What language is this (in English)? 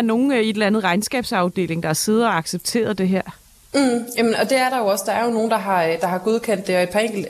Danish